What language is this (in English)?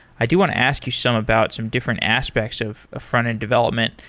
English